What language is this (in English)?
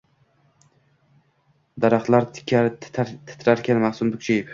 Uzbek